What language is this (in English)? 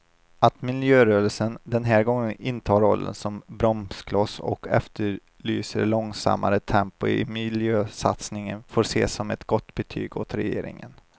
Swedish